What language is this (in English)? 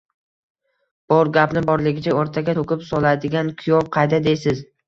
Uzbek